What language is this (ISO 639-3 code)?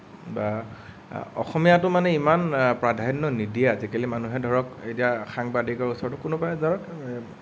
asm